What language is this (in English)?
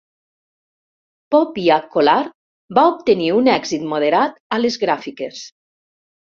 Catalan